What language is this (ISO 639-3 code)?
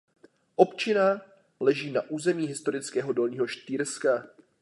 ces